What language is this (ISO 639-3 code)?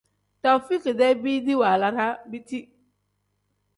kdh